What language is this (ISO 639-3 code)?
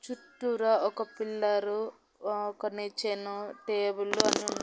tel